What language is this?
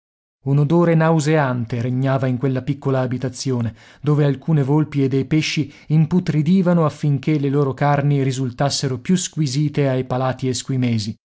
Italian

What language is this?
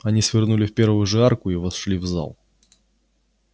Russian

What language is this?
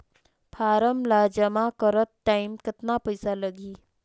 Chhattisgarhi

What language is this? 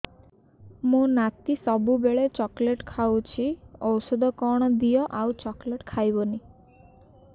Odia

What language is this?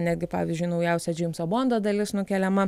Lithuanian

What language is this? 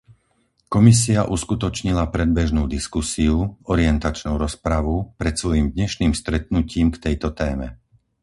Slovak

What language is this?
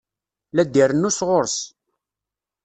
Kabyle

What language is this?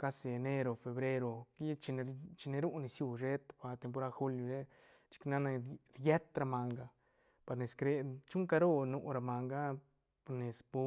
Santa Catarina Albarradas Zapotec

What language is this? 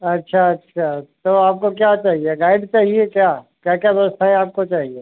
Hindi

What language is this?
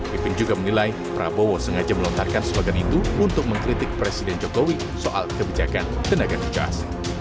Indonesian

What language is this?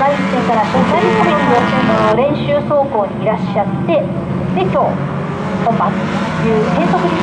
Japanese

